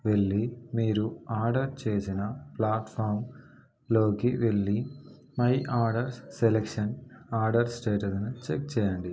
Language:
Telugu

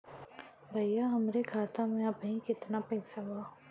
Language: Bhojpuri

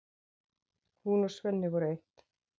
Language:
Icelandic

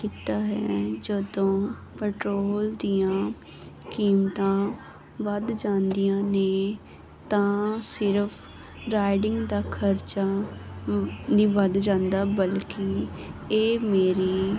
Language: Punjabi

